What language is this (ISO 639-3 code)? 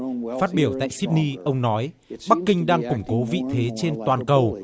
vie